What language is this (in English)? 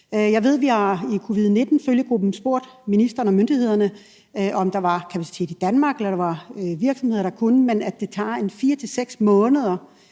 Danish